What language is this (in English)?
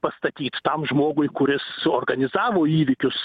Lithuanian